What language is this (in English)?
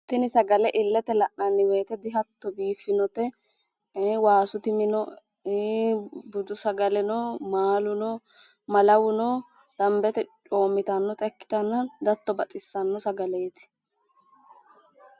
Sidamo